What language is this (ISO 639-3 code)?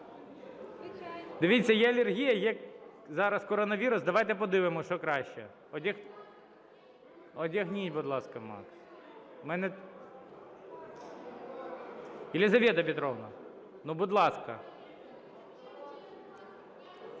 ukr